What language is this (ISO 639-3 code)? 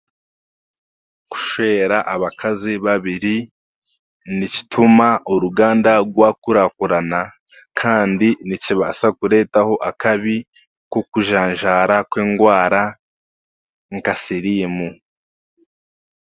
cgg